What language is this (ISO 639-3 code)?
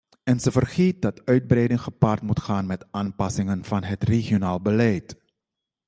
nld